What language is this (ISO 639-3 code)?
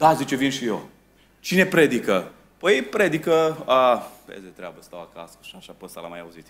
ron